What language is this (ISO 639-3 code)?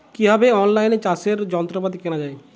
ben